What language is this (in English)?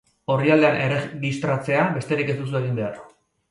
Basque